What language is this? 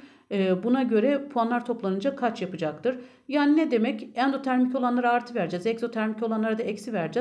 Turkish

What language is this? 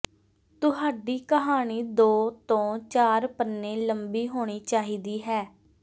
Punjabi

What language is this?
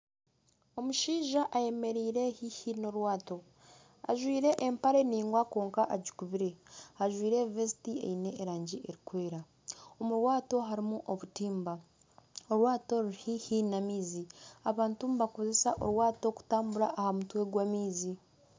Nyankole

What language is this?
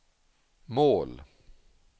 Swedish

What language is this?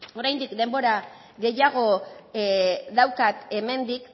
Basque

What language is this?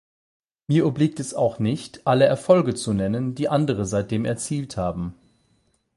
German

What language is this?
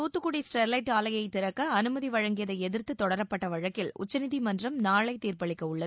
Tamil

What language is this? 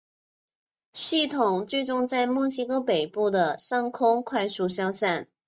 Chinese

